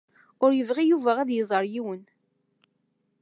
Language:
Kabyle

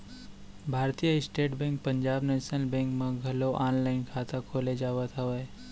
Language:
Chhattisgarhi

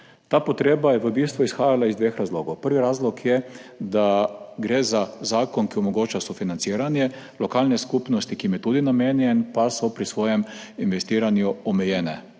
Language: Slovenian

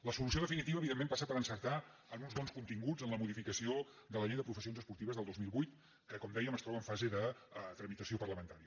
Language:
Catalan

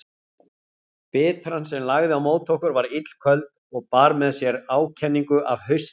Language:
Icelandic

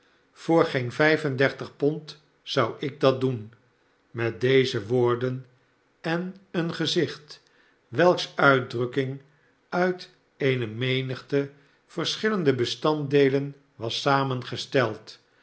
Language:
Dutch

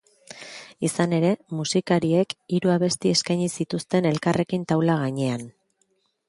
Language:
Basque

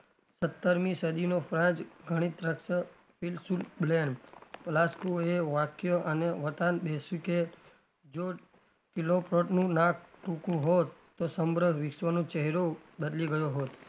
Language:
Gujarati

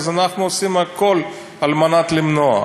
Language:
Hebrew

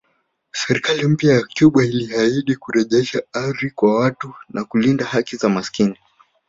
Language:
Swahili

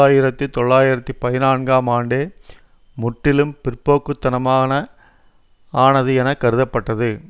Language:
Tamil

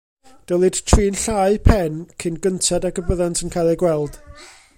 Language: Welsh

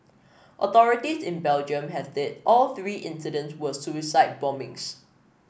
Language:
English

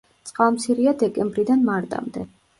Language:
Georgian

